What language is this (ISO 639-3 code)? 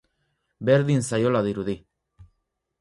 eus